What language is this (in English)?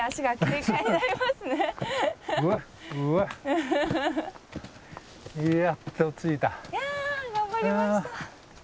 Japanese